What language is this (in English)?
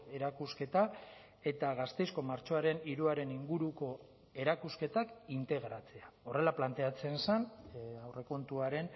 Basque